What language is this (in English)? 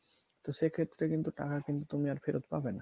Bangla